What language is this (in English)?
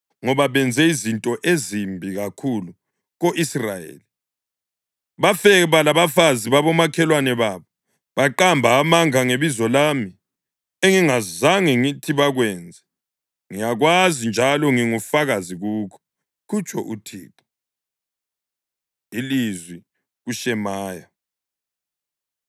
North Ndebele